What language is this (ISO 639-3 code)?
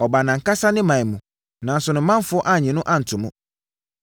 aka